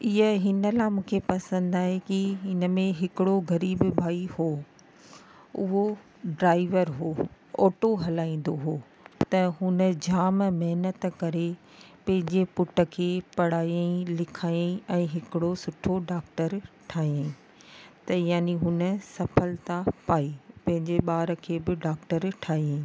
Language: Sindhi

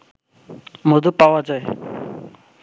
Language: Bangla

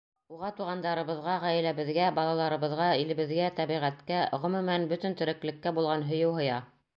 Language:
Bashkir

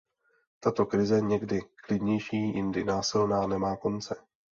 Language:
Czech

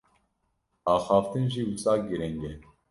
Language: Kurdish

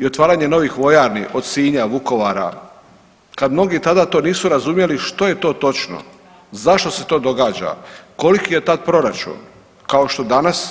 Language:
Croatian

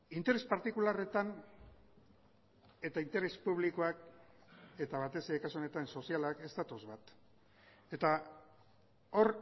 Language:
Basque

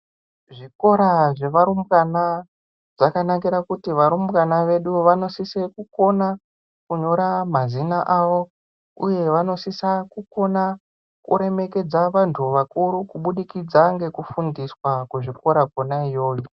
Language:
Ndau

